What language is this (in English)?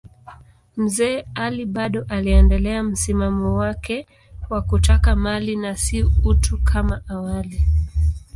Swahili